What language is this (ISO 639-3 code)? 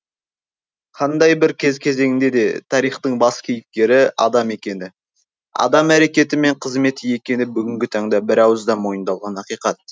kaz